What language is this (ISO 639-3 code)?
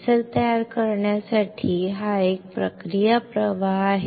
mar